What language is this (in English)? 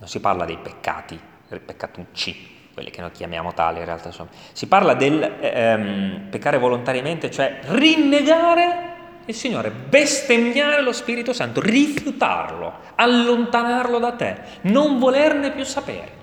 Italian